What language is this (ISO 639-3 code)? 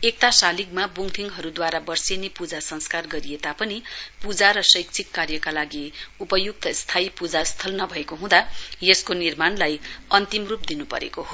nep